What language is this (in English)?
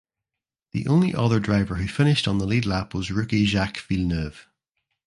English